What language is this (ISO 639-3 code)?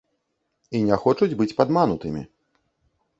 bel